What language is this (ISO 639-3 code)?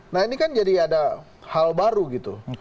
ind